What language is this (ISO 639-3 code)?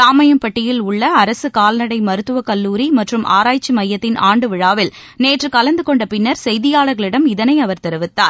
tam